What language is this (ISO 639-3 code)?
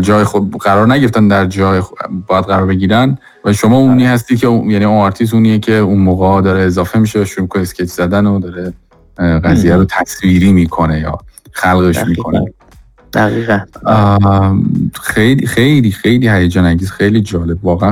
fas